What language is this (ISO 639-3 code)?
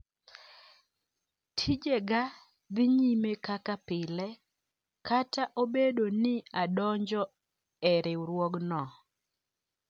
luo